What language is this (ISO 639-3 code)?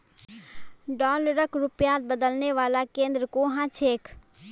mag